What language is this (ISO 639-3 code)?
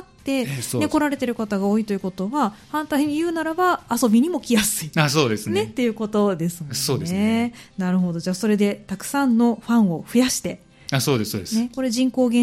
jpn